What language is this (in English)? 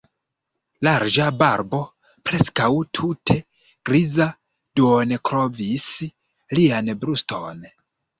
Esperanto